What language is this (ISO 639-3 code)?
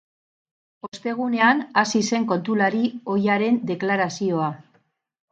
eus